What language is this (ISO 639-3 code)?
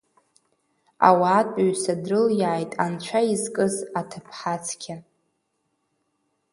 abk